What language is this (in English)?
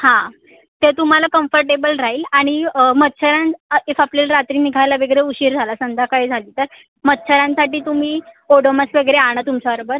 Marathi